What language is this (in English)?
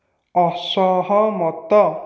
Odia